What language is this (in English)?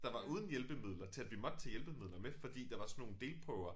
Danish